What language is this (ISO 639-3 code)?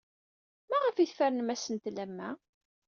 kab